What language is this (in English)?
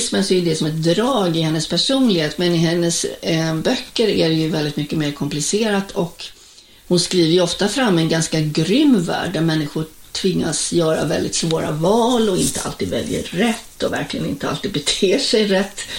Swedish